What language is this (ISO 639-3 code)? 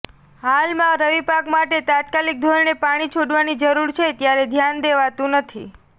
guj